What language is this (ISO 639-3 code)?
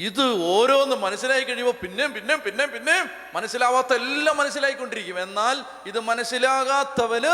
mal